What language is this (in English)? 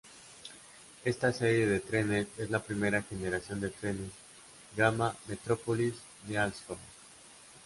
Spanish